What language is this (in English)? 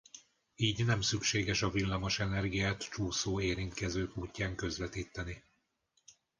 Hungarian